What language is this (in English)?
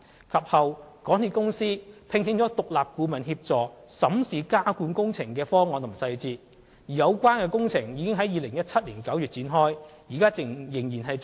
Cantonese